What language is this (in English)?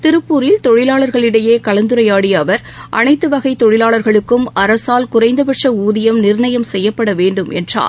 Tamil